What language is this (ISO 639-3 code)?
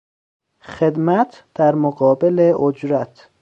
fas